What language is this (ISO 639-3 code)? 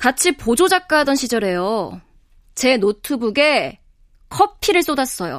kor